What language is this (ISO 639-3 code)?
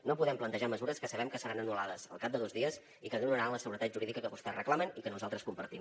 cat